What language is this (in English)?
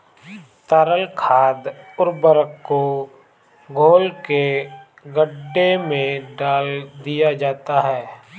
Hindi